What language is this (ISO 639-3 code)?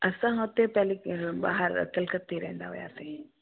snd